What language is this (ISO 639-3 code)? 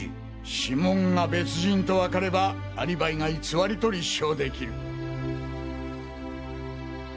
jpn